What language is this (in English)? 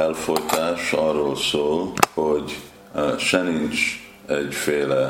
Hungarian